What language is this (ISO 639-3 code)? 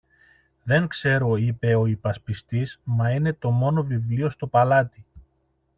ell